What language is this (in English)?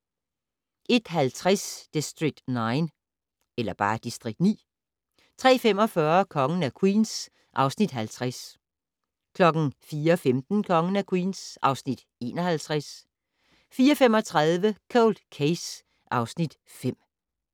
Danish